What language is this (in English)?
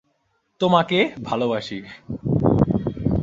Bangla